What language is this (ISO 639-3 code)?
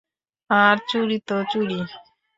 ben